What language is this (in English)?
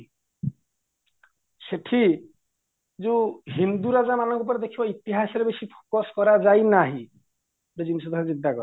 Odia